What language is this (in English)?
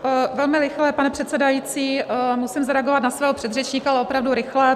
Czech